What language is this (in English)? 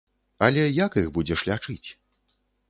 Belarusian